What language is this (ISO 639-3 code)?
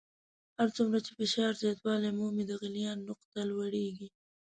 pus